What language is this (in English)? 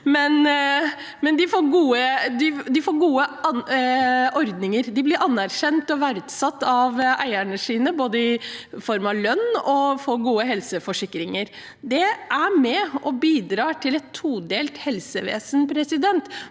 Norwegian